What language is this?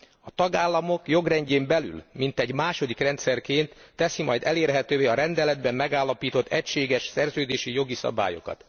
Hungarian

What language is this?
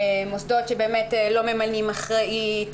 Hebrew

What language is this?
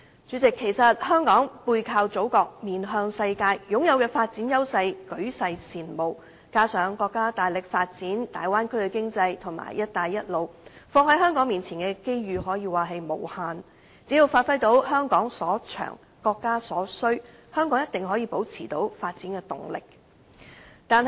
Cantonese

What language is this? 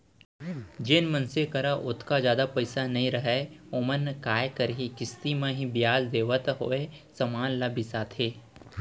Chhattisgarhi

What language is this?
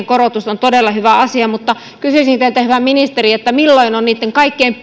Finnish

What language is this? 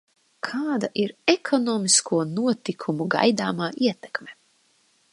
Latvian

